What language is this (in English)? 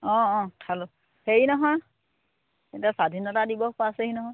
Assamese